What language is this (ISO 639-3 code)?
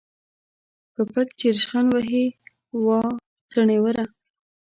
pus